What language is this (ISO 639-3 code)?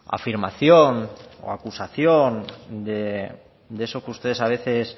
spa